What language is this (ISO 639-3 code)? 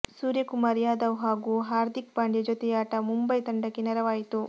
kan